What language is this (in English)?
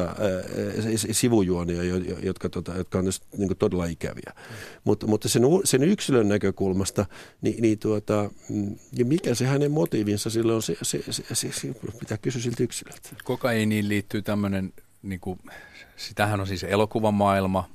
Finnish